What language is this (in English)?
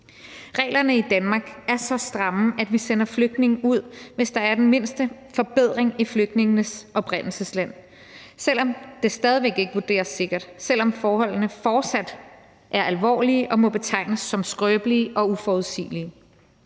Danish